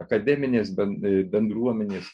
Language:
Lithuanian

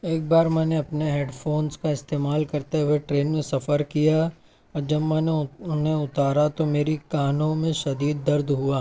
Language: Urdu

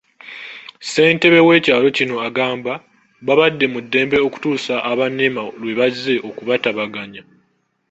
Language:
Ganda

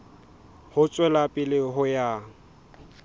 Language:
Southern Sotho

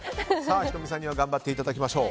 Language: Japanese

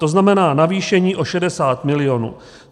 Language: Czech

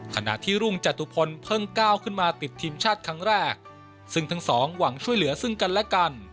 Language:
Thai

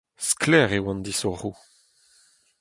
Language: Breton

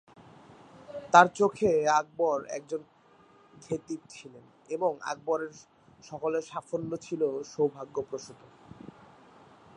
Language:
Bangla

